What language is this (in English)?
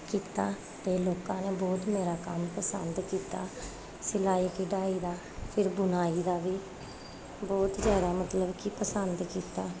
Punjabi